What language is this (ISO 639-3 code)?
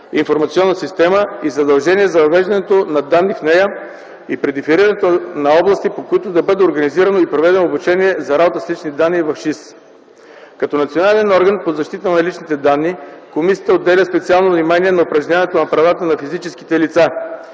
bul